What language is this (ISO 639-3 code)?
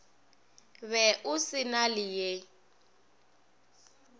nso